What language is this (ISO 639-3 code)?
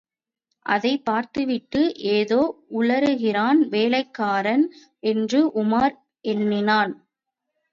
tam